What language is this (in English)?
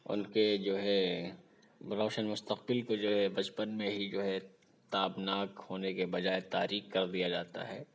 Urdu